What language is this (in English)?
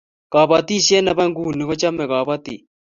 Kalenjin